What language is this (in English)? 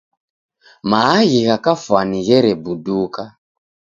Taita